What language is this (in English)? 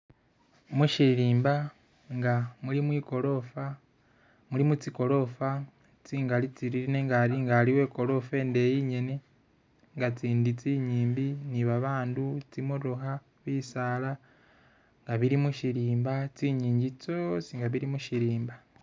Masaaba